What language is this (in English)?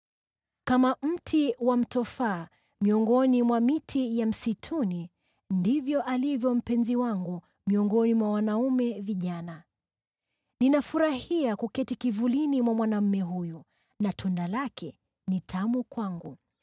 Swahili